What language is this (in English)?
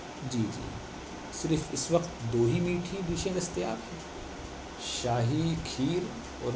Urdu